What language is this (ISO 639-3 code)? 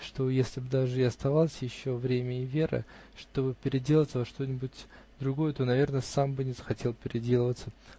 rus